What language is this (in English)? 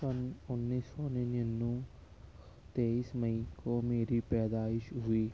Urdu